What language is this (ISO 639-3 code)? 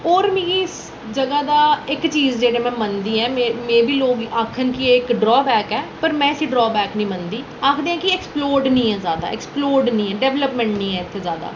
doi